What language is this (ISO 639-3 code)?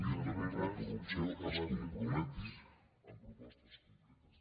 cat